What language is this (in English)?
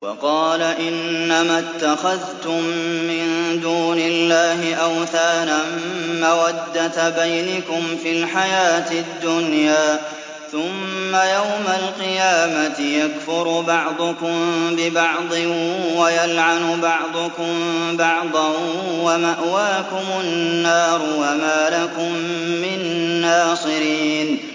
Arabic